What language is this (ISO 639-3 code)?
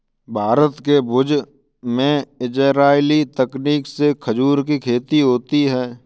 hin